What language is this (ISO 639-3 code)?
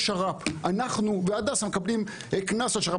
heb